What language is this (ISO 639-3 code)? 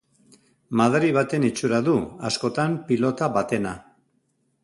eus